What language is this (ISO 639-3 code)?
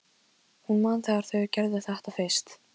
isl